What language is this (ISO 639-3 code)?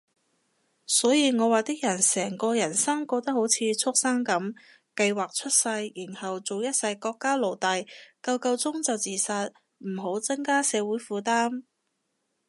yue